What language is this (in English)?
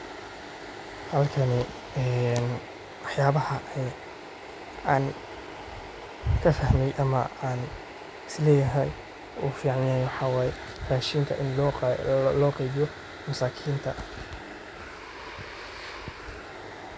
Somali